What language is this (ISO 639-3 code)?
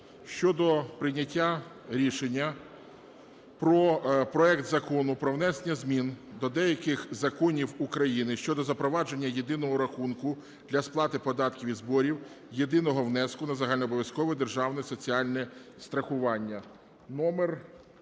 ukr